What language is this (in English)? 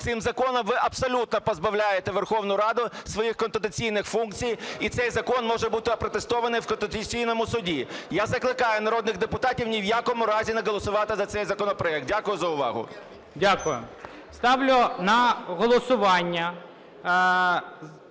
Ukrainian